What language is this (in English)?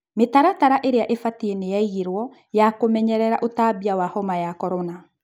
Kikuyu